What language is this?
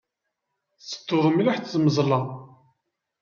Kabyle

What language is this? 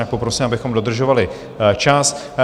Czech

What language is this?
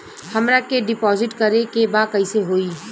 Bhojpuri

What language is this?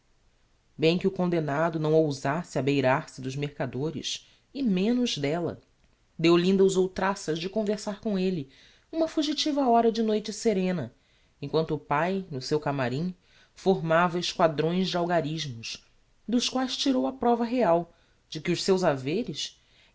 Portuguese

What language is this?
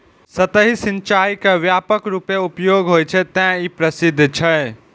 Maithili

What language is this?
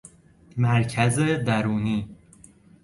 Persian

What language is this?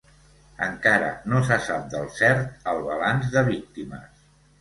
Catalan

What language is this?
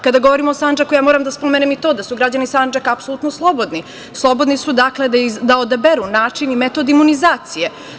Serbian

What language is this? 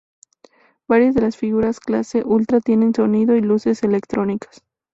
Spanish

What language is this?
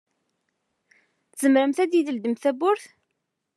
Kabyle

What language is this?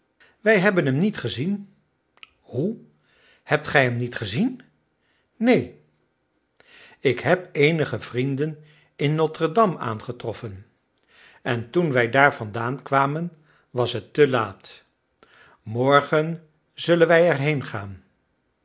Dutch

